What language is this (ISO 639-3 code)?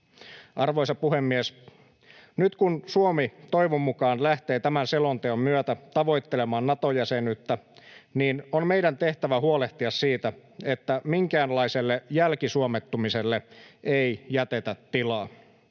fin